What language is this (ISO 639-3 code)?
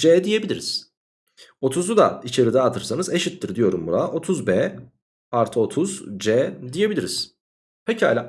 tur